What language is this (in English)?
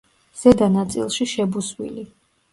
Georgian